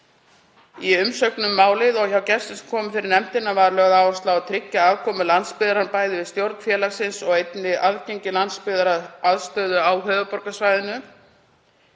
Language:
Icelandic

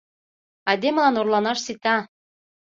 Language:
Mari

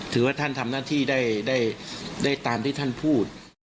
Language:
Thai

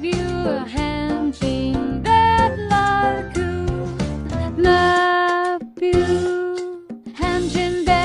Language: Filipino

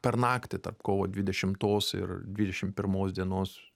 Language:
Lithuanian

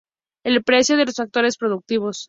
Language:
Spanish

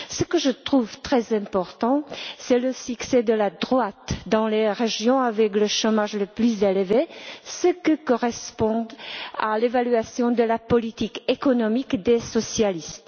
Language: French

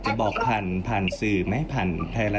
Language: Thai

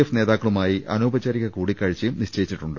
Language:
Malayalam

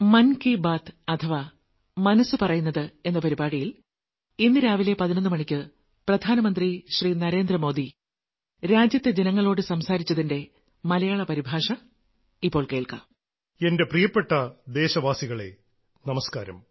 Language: Malayalam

